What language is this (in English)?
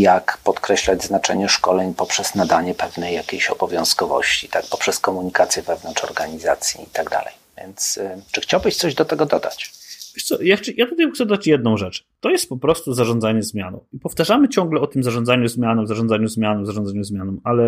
Polish